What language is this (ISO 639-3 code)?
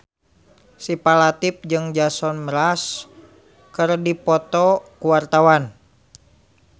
sun